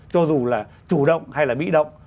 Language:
Vietnamese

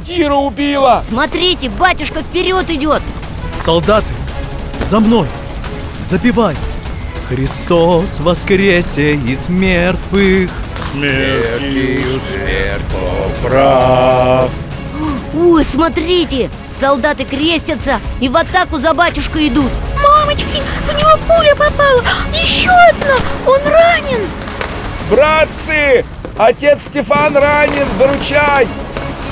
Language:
Russian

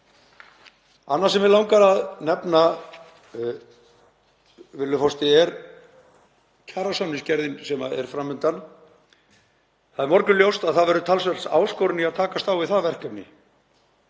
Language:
Icelandic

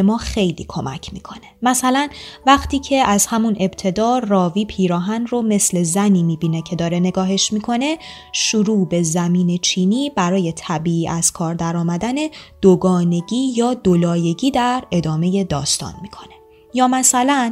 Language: Persian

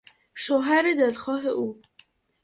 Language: Persian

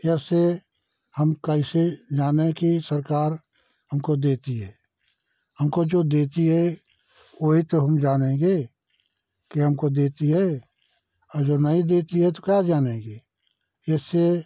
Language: Hindi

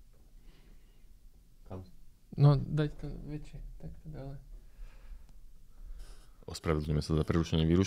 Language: Slovak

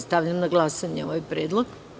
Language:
Serbian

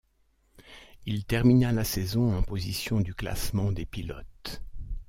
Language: French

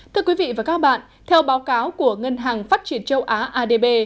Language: Vietnamese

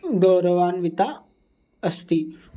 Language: Sanskrit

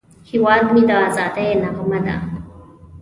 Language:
Pashto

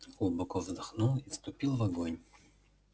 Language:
Russian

